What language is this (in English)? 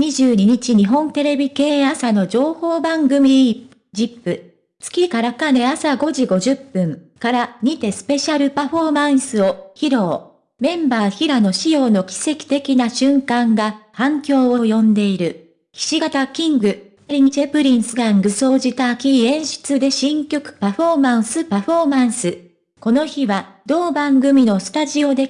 Japanese